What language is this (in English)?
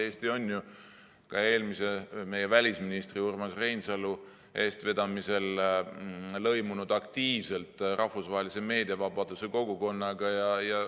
Estonian